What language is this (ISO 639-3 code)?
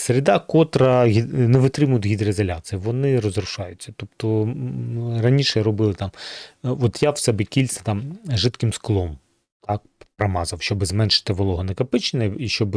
ukr